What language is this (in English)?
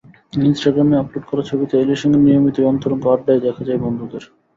Bangla